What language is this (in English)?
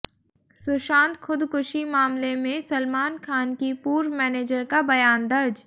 Hindi